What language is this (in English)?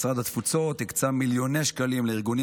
Hebrew